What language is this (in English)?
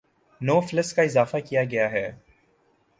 Urdu